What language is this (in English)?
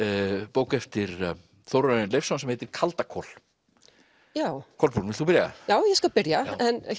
Icelandic